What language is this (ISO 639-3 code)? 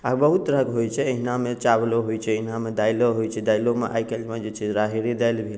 mai